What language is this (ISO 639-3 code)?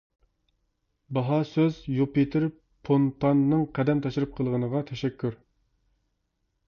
uig